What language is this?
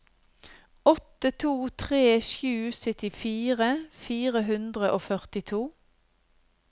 Norwegian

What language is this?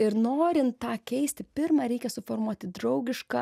Lithuanian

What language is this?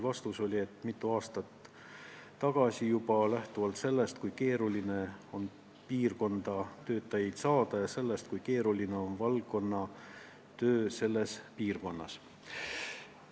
Estonian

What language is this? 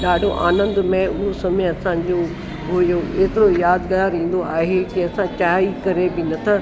Sindhi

